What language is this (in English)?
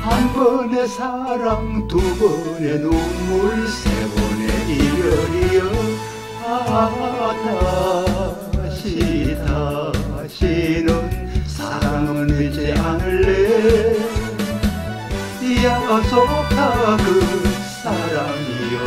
Korean